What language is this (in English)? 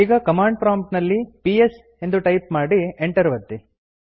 Kannada